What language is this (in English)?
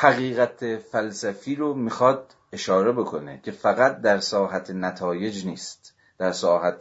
Persian